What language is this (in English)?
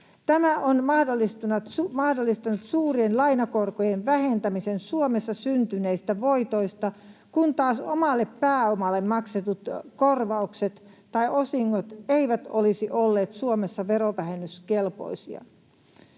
Finnish